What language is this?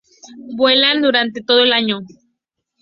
Spanish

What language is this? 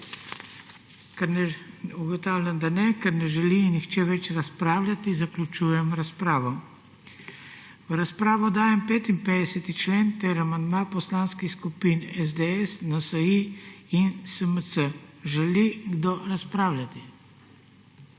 Slovenian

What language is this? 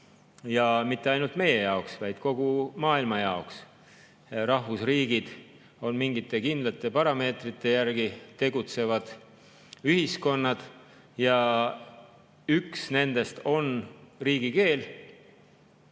Estonian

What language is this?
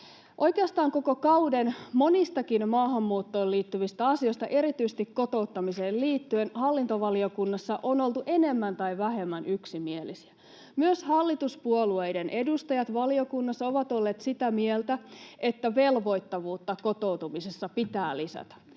Finnish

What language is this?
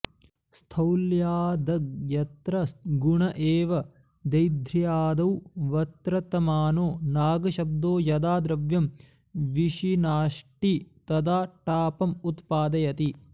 Sanskrit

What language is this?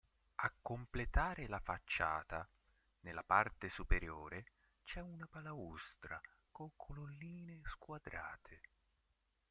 Italian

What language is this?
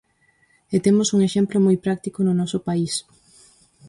Galician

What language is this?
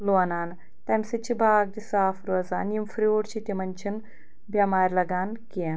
Kashmiri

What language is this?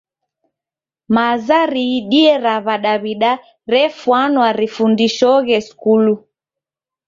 Taita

